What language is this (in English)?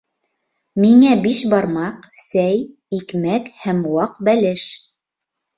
Bashkir